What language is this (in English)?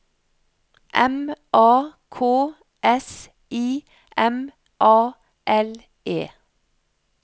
Norwegian